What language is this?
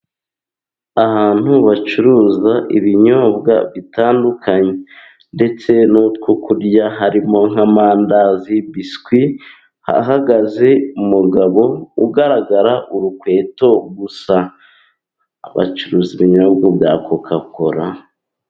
Kinyarwanda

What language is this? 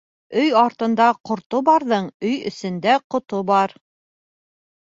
Bashkir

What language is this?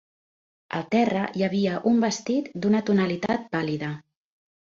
Catalan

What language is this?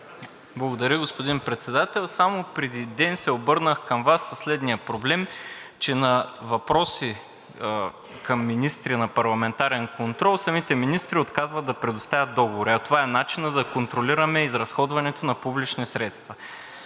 Bulgarian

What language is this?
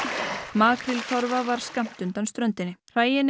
Icelandic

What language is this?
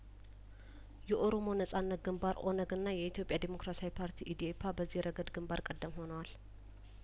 Amharic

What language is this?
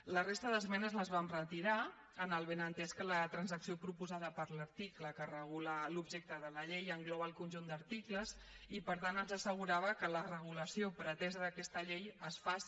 Catalan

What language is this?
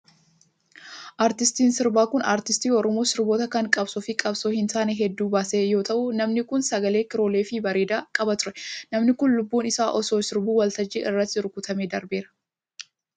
Oromo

